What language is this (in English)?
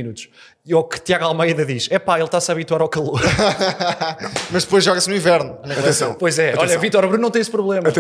Portuguese